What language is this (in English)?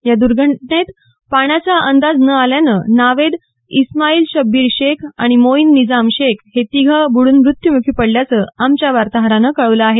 Marathi